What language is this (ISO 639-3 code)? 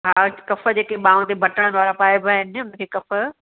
snd